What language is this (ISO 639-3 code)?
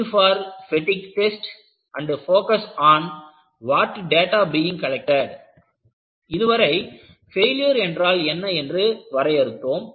tam